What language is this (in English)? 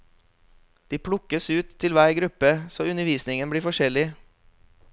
Norwegian